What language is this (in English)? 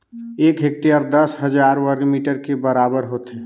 Chhattisgarhi